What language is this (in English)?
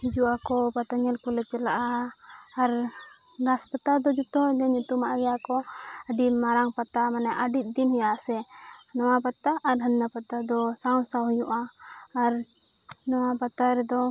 Santali